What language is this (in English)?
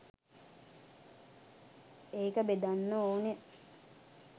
Sinhala